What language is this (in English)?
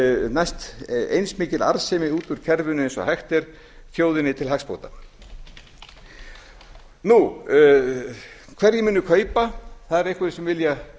Icelandic